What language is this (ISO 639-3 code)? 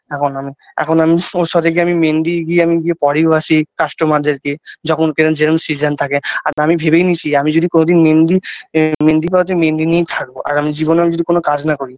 ben